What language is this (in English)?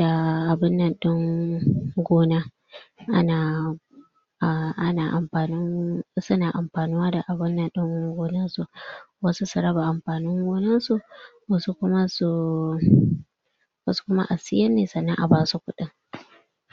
Hausa